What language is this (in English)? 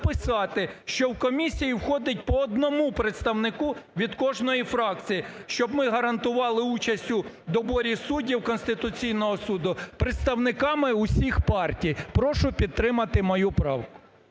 Ukrainian